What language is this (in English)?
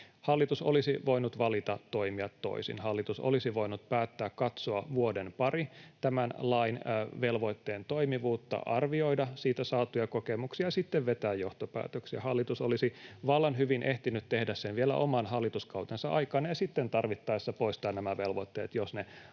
Finnish